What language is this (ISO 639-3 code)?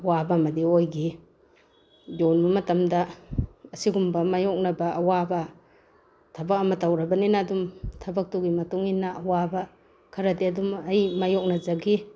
mni